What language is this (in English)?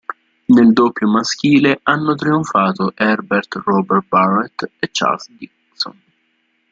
Italian